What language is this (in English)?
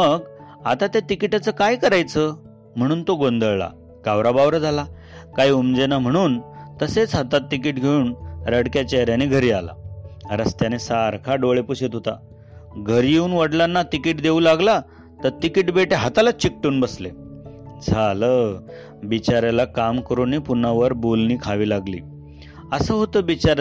Marathi